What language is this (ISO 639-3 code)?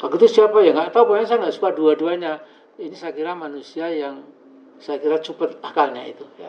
ind